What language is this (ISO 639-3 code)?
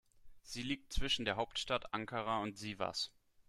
deu